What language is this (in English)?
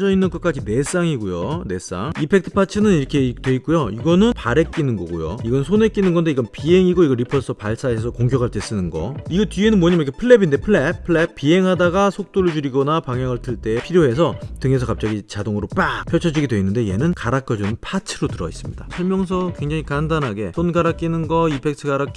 Korean